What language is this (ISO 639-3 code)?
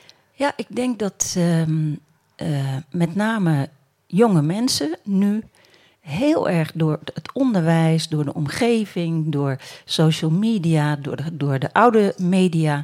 nld